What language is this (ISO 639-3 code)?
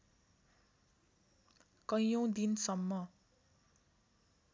nep